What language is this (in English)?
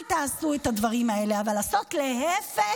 Hebrew